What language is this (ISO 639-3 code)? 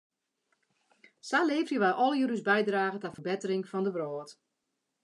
fry